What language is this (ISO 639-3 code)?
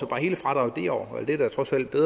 dan